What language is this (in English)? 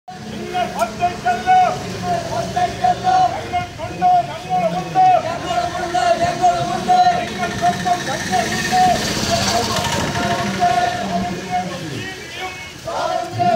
Arabic